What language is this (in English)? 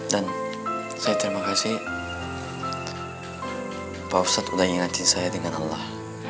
Indonesian